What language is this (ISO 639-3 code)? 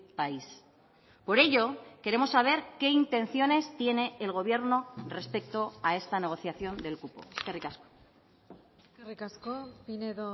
spa